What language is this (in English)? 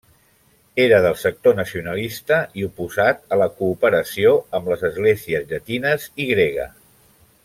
Catalan